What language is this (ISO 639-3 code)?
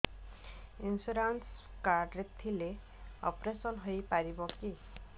ori